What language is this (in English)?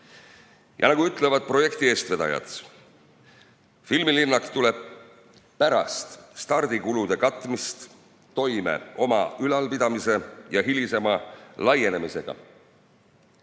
Estonian